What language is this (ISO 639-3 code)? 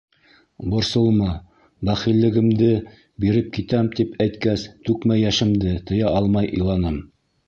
bak